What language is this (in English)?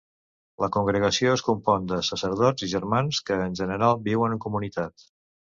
Catalan